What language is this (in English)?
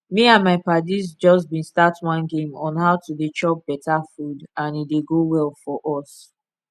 Nigerian Pidgin